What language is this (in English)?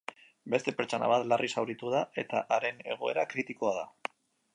Basque